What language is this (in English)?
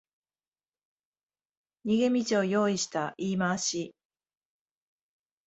Japanese